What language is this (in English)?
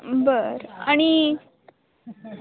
Marathi